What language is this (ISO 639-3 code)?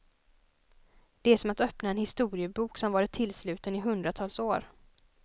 swe